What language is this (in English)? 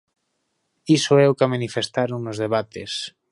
Galician